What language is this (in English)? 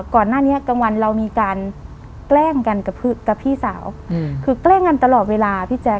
Thai